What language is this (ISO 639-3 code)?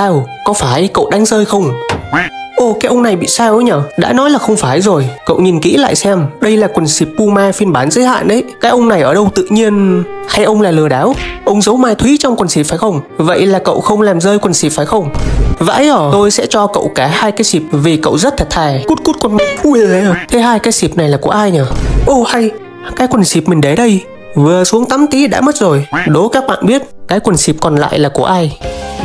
vie